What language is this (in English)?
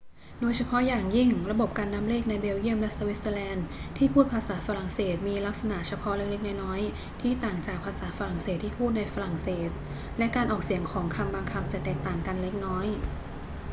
Thai